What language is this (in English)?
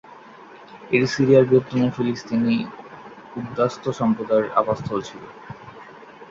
Bangla